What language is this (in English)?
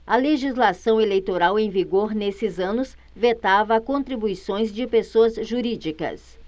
Portuguese